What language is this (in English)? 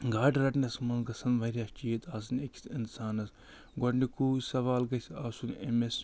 Kashmiri